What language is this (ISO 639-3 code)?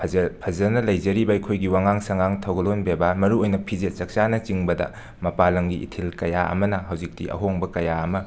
mni